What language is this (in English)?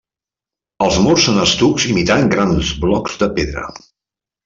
Catalan